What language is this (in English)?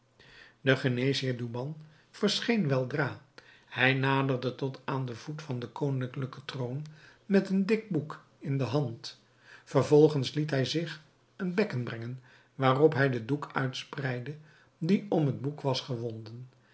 Dutch